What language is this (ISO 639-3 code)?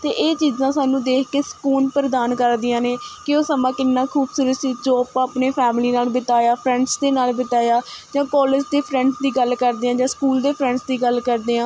pan